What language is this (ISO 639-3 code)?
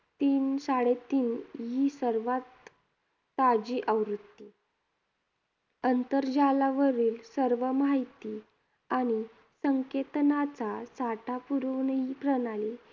mar